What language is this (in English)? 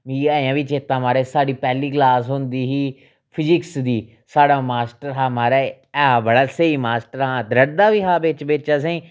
Dogri